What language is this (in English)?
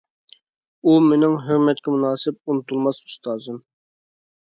Uyghur